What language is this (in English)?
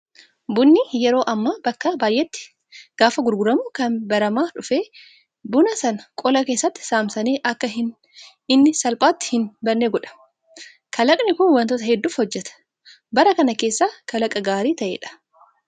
Oromo